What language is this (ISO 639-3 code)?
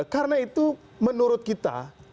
ind